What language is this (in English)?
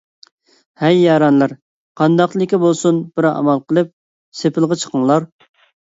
Uyghur